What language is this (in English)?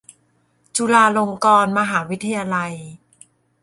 Thai